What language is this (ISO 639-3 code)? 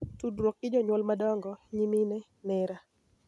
luo